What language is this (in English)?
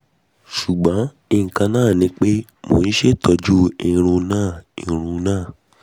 Yoruba